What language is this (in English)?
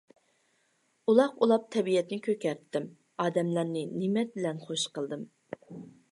Uyghur